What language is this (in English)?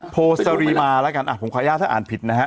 Thai